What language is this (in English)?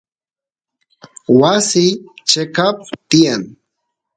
Santiago del Estero Quichua